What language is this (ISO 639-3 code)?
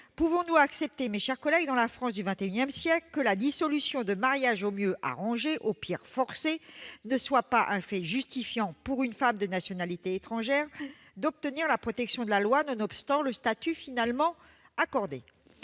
fra